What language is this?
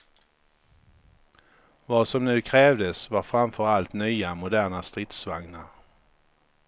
Swedish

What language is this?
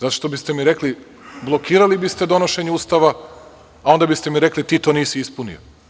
Serbian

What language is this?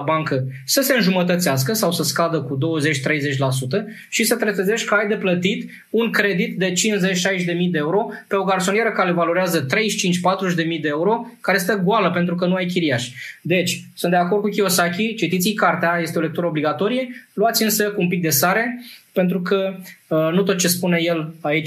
Romanian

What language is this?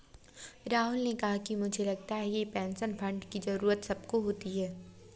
Hindi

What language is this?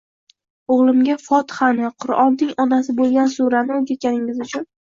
Uzbek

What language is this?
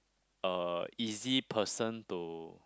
English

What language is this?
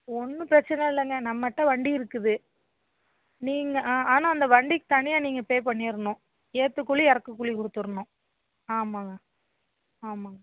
Tamil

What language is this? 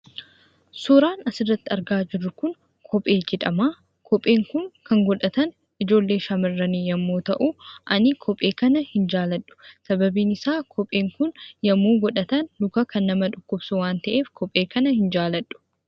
Oromo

